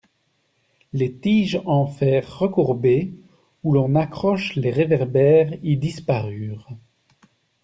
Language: French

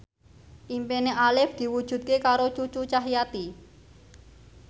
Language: Javanese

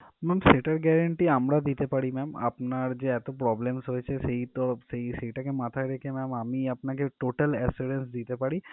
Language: Bangla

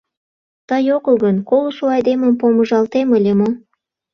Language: Mari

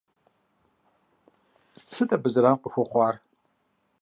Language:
Kabardian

